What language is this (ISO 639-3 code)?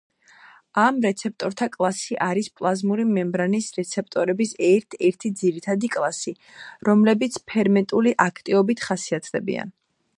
kat